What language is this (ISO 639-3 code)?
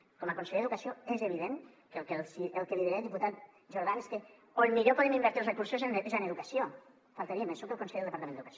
cat